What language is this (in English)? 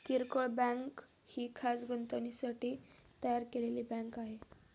Marathi